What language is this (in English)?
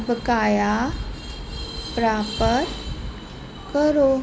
Punjabi